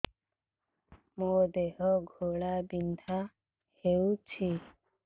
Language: Odia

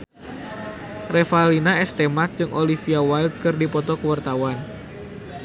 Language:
Sundanese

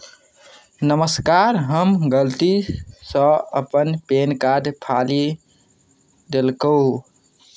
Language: Maithili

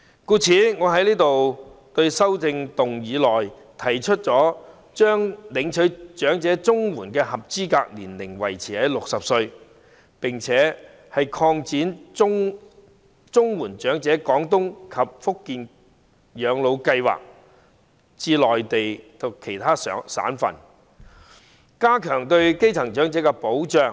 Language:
Cantonese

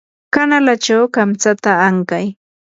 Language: Yanahuanca Pasco Quechua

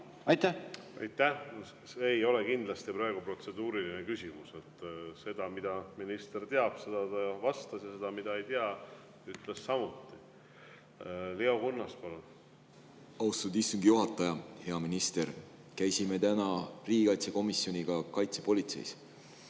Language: Estonian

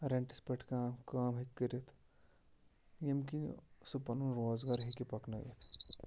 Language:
Kashmiri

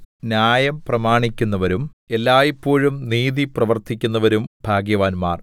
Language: Malayalam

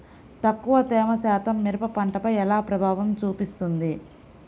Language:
Telugu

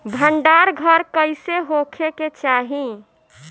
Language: Bhojpuri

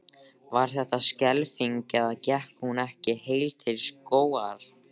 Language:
Icelandic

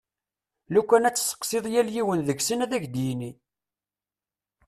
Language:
Kabyle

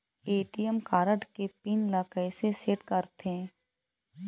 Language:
Chhattisgarhi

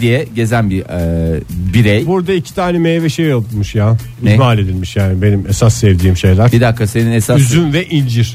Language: Turkish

